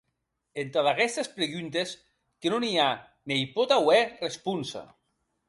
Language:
Occitan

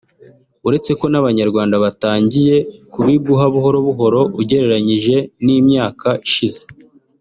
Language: Kinyarwanda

